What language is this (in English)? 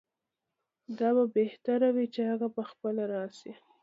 Pashto